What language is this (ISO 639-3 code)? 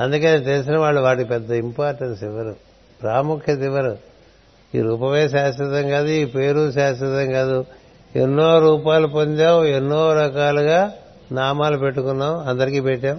tel